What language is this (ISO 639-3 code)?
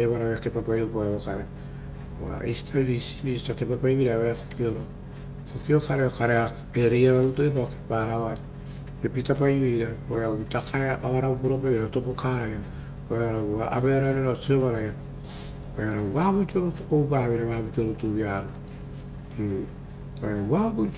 roo